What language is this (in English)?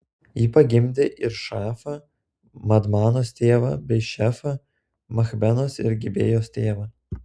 Lithuanian